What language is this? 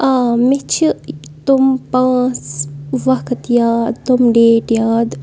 Kashmiri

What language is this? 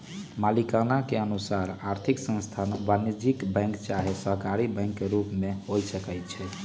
Magahi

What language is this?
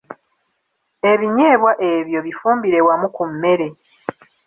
Ganda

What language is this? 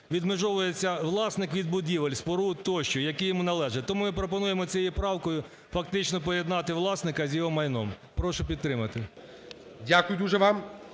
Ukrainian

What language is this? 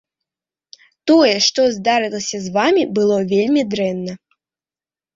Belarusian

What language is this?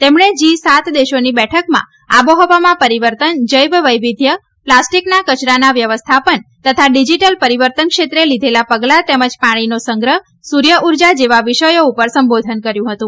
Gujarati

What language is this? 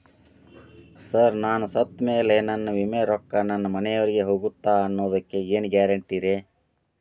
Kannada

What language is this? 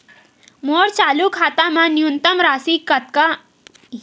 Chhattisgarhi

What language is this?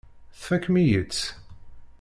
Kabyle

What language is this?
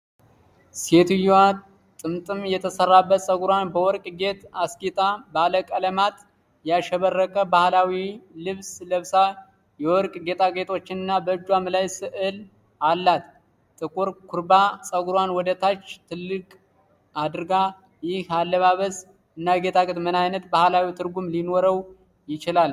Amharic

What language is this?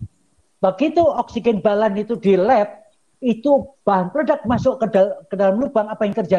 Indonesian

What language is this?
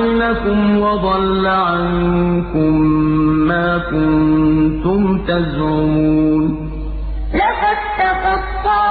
Arabic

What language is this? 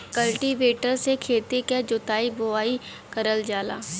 Bhojpuri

